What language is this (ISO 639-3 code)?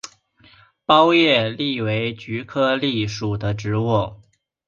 zho